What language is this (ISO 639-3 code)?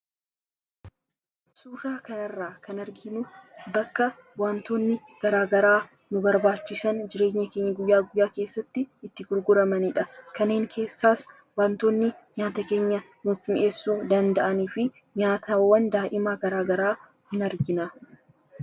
orm